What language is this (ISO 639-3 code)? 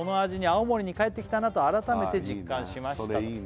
jpn